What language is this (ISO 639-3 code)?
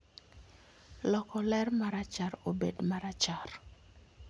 luo